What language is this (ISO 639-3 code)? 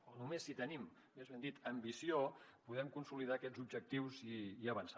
cat